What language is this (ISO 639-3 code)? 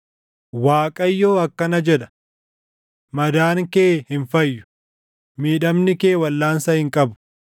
orm